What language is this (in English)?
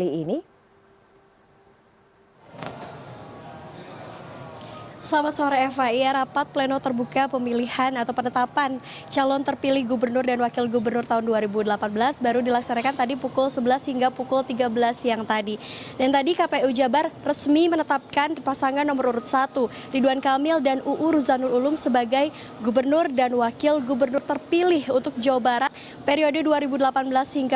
Indonesian